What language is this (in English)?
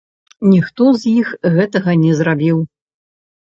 Belarusian